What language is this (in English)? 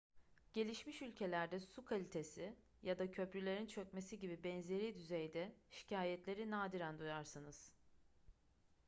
Turkish